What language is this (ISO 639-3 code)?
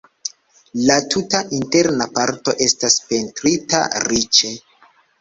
epo